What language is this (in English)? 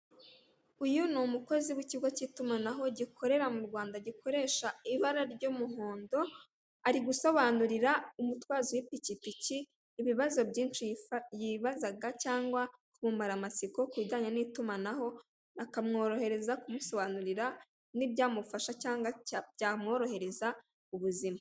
Kinyarwanda